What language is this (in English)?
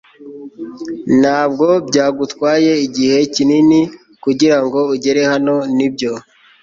Kinyarwanda